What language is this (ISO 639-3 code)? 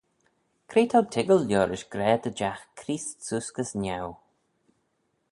glv